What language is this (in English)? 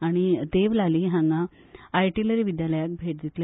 Konkani